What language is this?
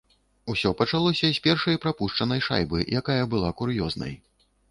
Belarusian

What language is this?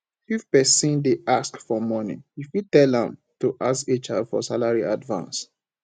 Nigerian Pidgin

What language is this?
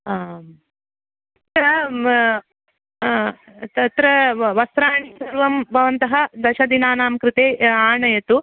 Sanskrit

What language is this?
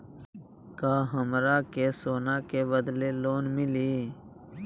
Magahi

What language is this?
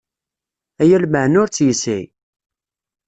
Kabyle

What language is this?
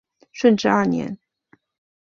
Chinese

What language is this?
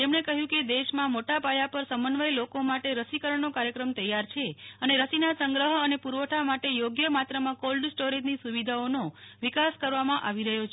Gujarati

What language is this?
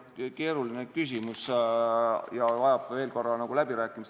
Estonian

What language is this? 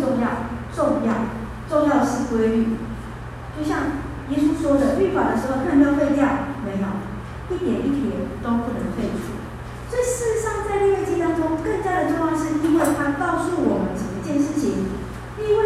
Chinese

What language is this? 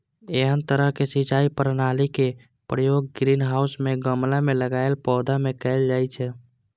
Maithili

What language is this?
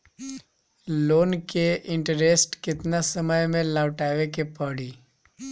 Bhojpuri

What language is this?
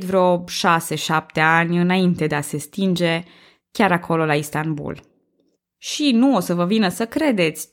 Romanian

